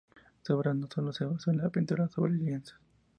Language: Spanish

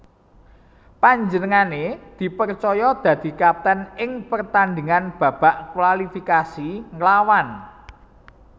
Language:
Javanese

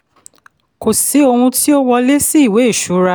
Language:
Yoruba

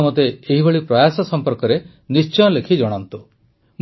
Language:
Odia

